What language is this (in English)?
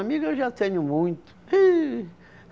Portuguese